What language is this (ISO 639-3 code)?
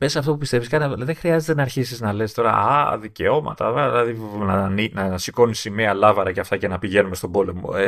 ell